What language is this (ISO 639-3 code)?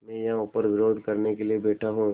hin